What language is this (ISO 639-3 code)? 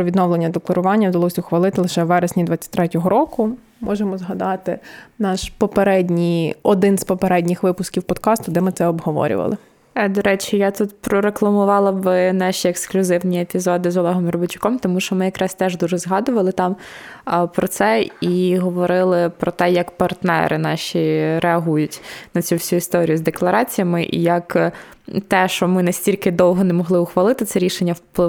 ukr